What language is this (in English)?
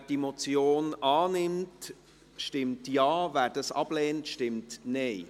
Swiss German